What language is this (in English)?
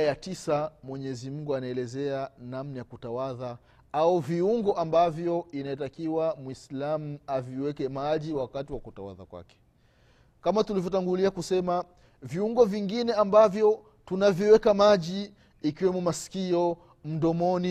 Swahili